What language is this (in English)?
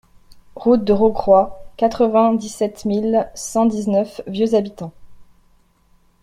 French